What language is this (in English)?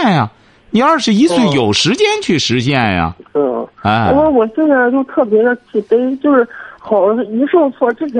Chinese